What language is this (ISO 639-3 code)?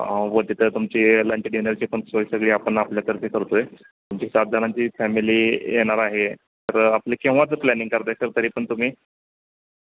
mar